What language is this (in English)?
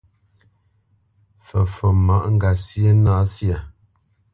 Bamenyam